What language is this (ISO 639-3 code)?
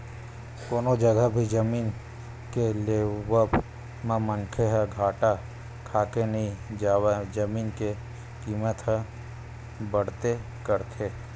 hne